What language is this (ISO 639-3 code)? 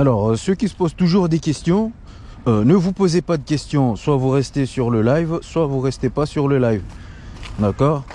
fra